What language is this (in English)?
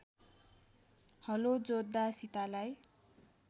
Nepali